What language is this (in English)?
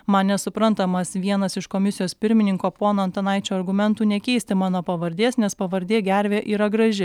Lithuanian